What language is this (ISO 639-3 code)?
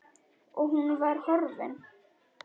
isl